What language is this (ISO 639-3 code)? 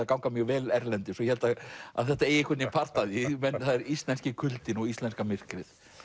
isl